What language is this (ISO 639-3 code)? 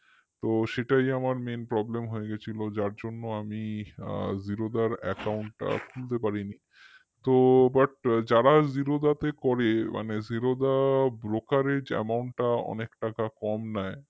ben